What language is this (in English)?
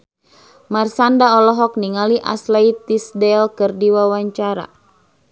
Sundanese